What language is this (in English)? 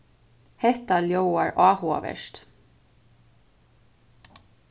Faroese